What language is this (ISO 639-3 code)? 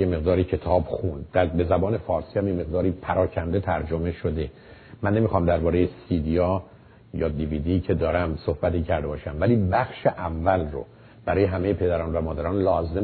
fas